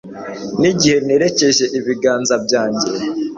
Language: Kinyarwanda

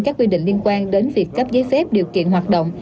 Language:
Vietnamese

